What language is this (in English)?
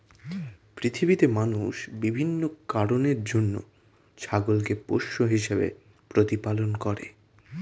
Bangla